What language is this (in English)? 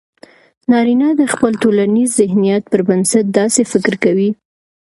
Pashto